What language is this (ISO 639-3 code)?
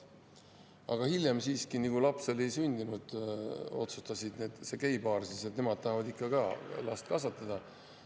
est